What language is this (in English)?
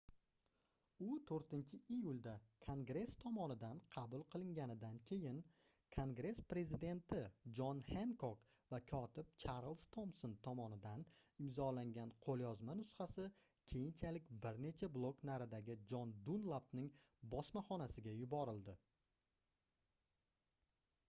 Uzbek